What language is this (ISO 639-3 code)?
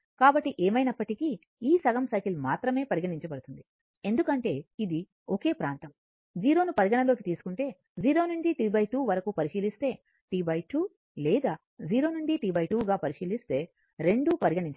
tel